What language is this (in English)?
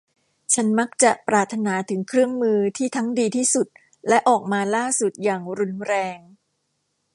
Thai